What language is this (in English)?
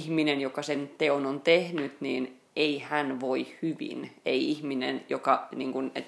Finnish